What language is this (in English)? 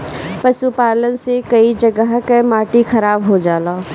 Bhojpuri